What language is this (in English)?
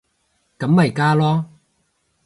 Cantonese